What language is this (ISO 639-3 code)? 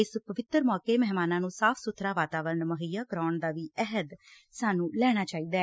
pan